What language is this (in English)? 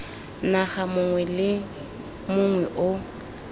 Tswana